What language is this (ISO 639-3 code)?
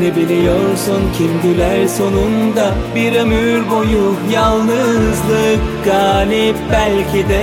tur